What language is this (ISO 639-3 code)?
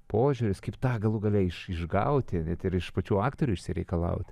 lit